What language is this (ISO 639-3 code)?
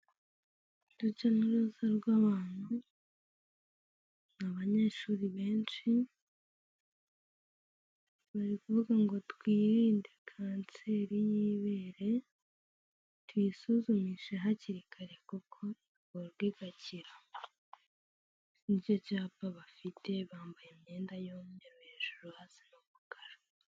kin